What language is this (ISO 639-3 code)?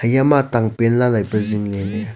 nnp